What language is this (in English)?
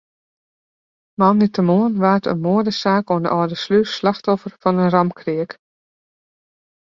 Western Frisian